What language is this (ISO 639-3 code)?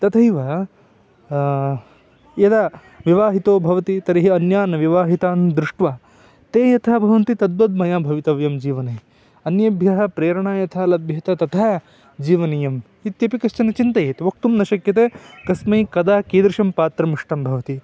san